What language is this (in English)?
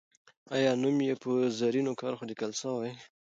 Pashto